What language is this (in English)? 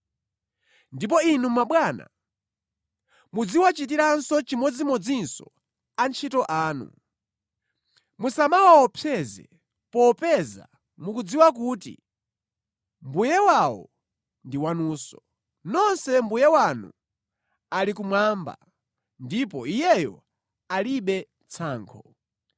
Nyanja